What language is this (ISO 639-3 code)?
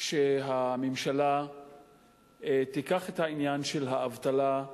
heb